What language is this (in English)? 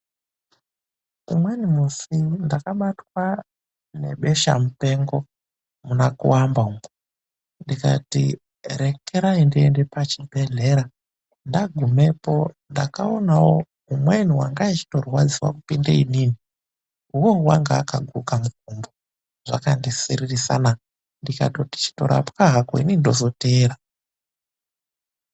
Ndau